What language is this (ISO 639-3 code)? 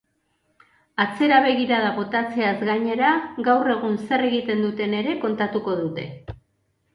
eus